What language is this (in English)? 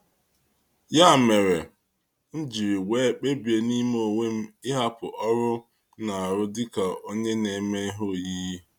Igbo